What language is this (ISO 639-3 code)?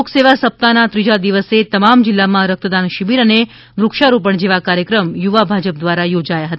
guj